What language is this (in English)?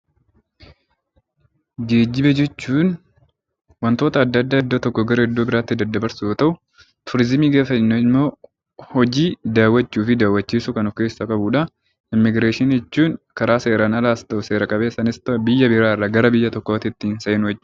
Oromo